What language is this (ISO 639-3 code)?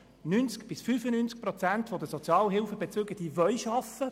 gsw